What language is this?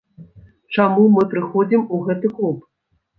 Belarusian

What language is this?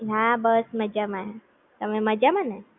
Gujarati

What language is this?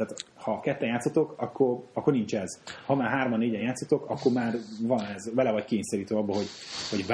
Hungarian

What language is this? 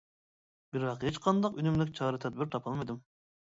Uyghur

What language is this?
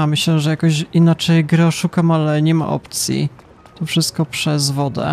Polish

